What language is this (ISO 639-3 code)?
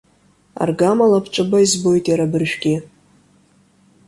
abk